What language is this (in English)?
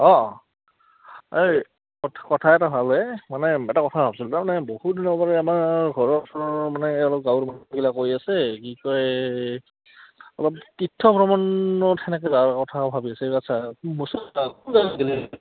Assamese